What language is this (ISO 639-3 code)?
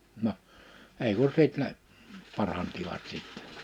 fin